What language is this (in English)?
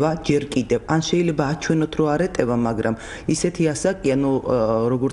Persian